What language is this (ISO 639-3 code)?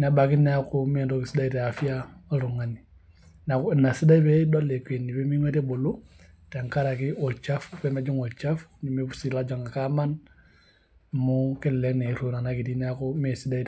mas